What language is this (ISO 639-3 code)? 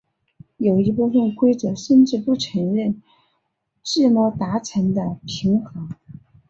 zho